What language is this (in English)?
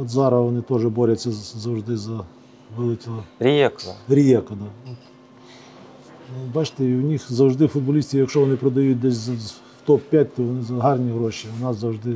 Ukrainian